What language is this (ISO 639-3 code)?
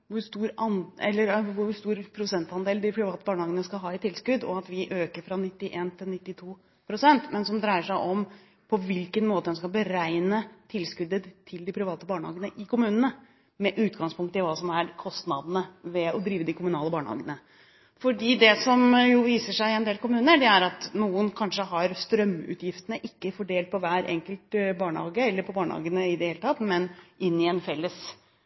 nob